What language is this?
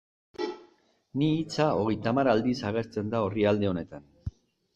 Basque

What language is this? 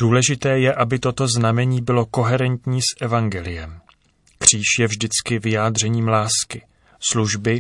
Czech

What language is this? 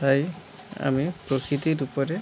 Bangla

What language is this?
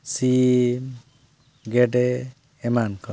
Santali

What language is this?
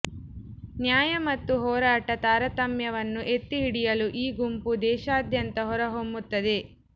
Kannada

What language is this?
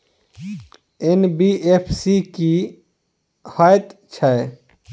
Maithili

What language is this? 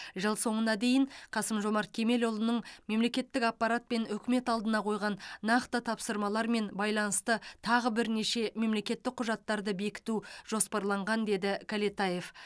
Kazakh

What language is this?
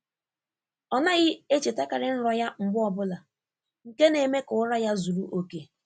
Igbo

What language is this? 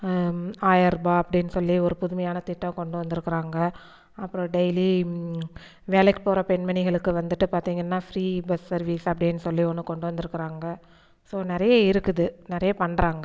Tamil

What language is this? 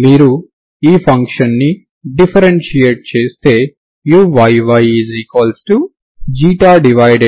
Telugu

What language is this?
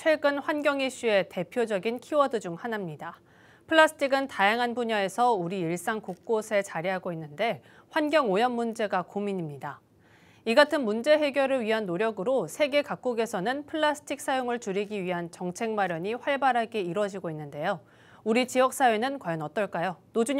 Korean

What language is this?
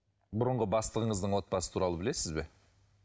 Kazakh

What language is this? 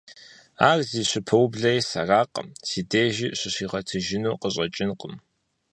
Kabardian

